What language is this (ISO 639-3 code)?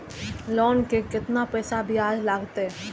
mai